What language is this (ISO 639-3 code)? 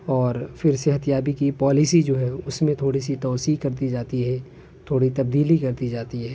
urd